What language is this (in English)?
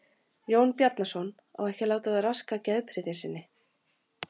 Icelandic